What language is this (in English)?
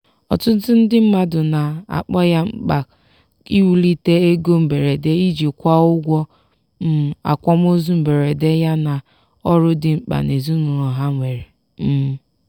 Igbo